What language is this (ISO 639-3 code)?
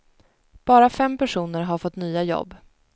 swe